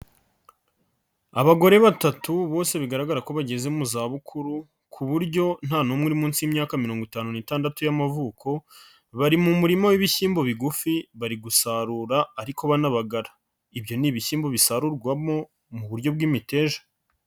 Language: Kinyarwanda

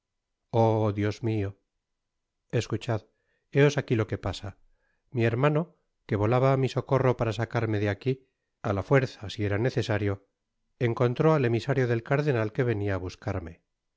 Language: Spanish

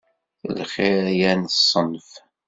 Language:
Kabyle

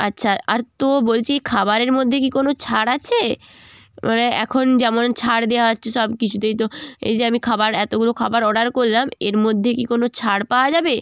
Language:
Bangla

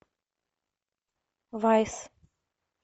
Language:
Russian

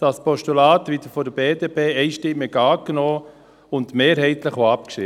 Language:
Swiss German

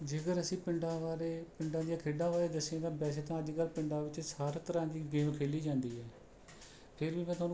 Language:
Punjabi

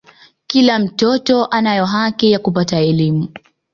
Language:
Swahili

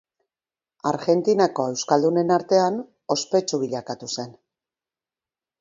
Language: Basque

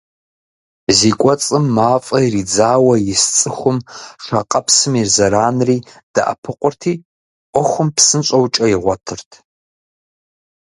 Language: Kabardian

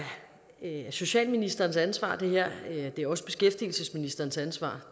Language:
Danish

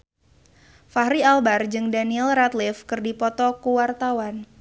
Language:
Sundanese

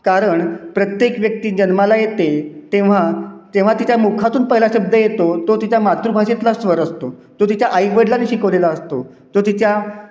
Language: Marathi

